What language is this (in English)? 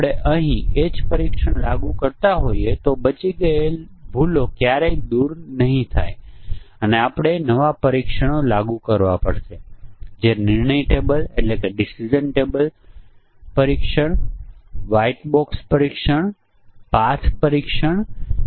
Gujarati